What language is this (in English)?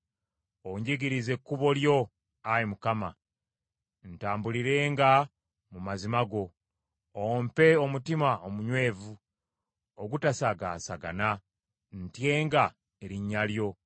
Ganda